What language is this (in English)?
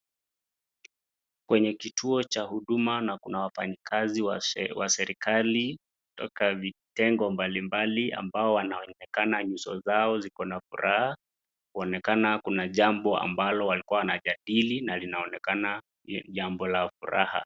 Swahili